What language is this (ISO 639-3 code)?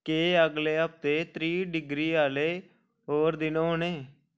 doi